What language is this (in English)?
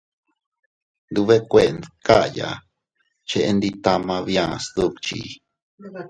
Teutila Cuicatec